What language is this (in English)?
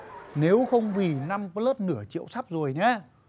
Vietnamese